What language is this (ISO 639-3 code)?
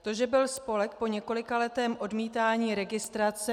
ces